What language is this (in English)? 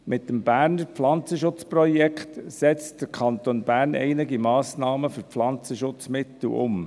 Swiss German